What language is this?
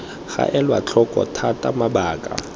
Tswana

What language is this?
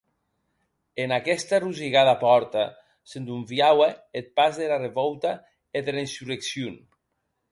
Occitan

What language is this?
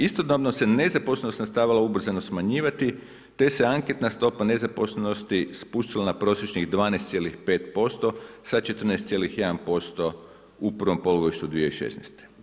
Croatian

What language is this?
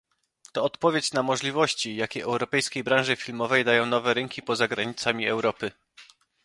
Polish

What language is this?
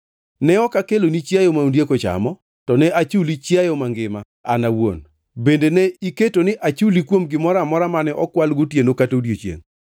Luo (Kenya and Tanzania)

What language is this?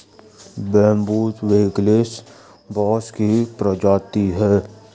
Hindi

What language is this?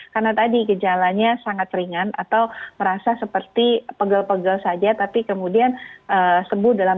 Indonesian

